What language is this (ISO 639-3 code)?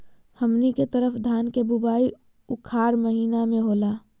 mag